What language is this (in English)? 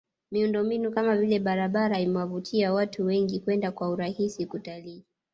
Swahili